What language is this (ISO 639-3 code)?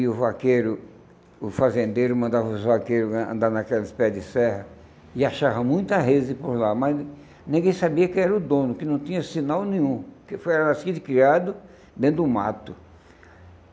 por